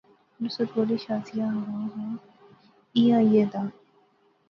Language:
Pahari-Potwari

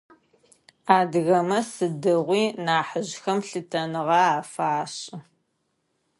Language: Adyghe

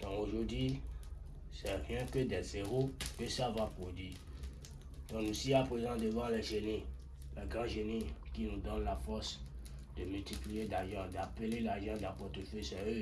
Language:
French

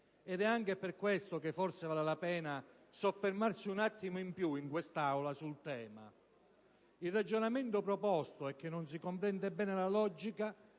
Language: Italian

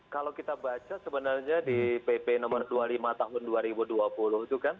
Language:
Indonesian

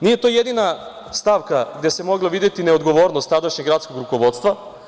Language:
Serbian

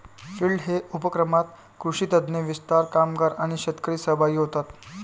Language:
Marathi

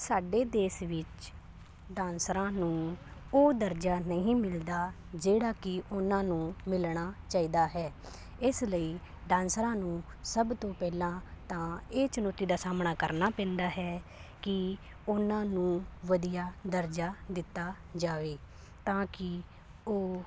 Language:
Punjabi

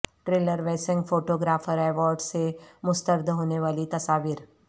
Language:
Urdu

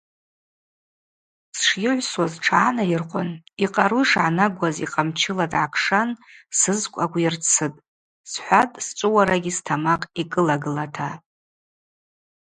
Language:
Abaza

